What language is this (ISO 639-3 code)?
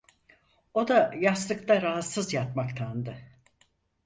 tur